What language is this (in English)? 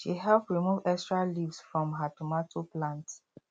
Nigerian Pidgin